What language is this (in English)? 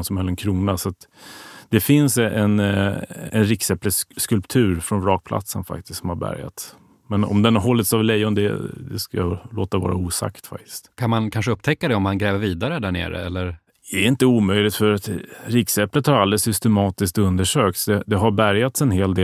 Swedish